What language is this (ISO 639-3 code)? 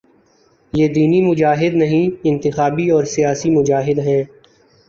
urd